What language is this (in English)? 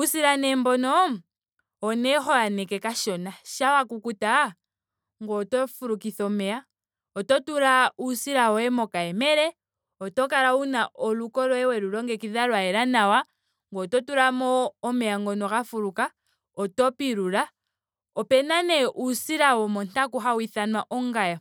Ndonga